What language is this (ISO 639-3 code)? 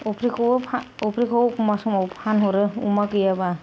brx